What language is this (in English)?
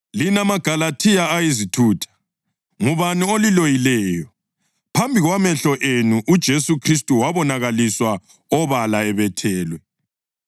North Ndebele